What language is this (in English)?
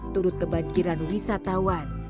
Indonesian